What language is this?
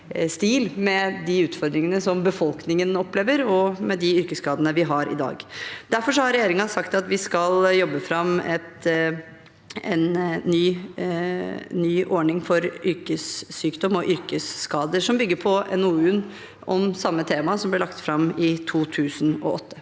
Norwegian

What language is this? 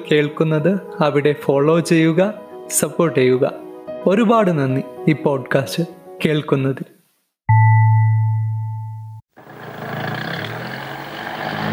Malayalam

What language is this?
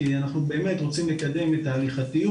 Hebrew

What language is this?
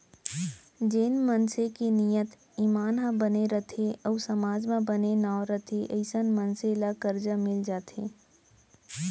Chhattisgarhi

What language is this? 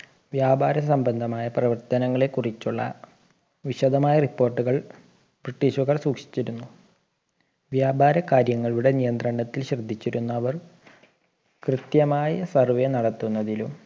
Malayalam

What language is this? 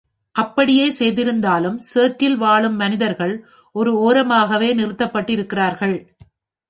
Tamil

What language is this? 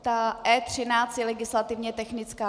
Czech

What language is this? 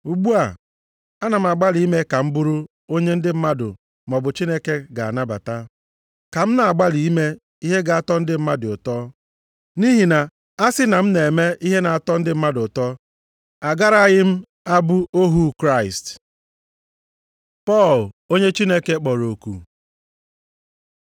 Igbo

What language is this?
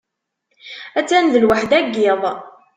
Kabyle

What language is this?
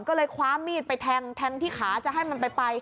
Thai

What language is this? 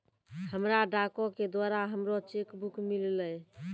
Maithili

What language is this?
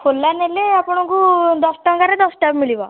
Odia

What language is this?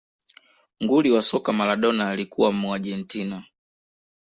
Swahili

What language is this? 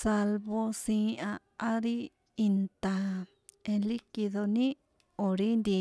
San Juan Atzingo Popoloca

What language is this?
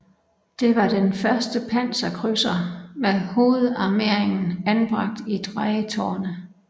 Danish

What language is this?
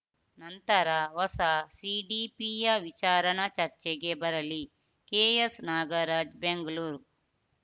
Kannada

